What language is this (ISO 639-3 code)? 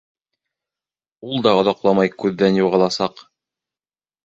bak